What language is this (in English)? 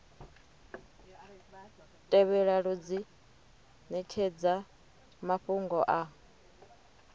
Venda